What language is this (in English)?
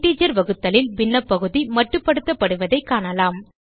Tamil